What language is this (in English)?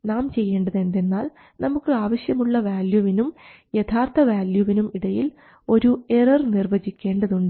Malayalam